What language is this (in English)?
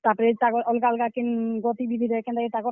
Odia